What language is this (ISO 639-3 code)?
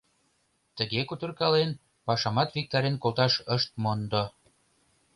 chm